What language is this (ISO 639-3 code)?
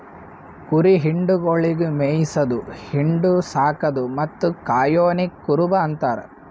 kan